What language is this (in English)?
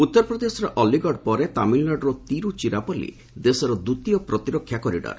Odia